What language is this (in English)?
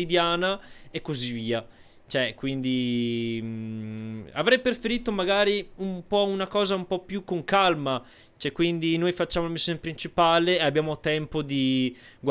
Italian